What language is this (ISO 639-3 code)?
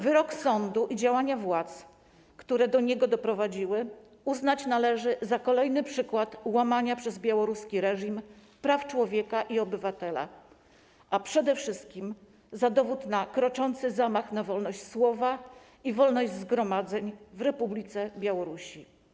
pol